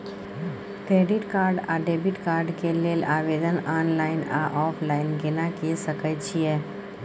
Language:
Maithili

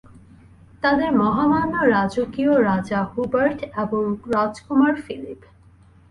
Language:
Bangla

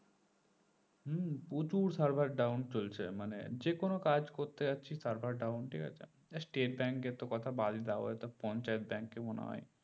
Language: Bangla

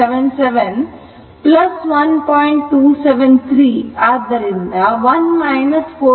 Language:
Kannada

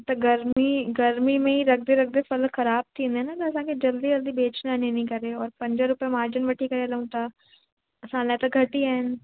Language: Sindhi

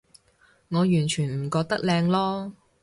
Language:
Cantonese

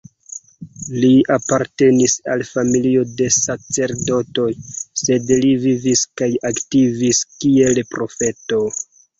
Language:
Esperanto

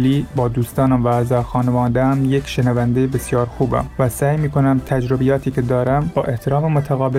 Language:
Persian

